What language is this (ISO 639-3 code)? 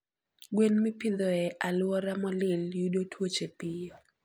luo